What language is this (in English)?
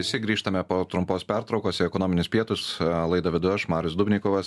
Lithuanian